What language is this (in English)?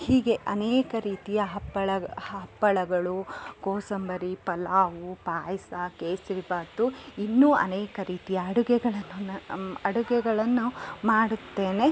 Kannada